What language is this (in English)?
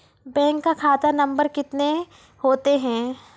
Maithili